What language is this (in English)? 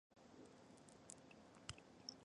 Chinese